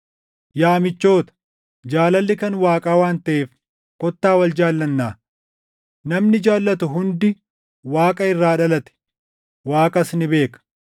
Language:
Oromo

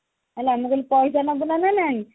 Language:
Odia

